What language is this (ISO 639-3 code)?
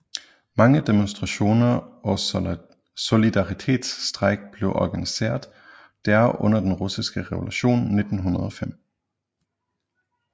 dan